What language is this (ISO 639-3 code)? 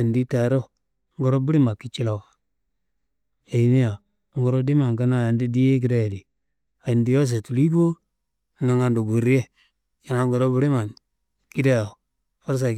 kbl